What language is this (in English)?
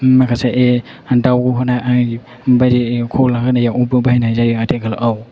Bodo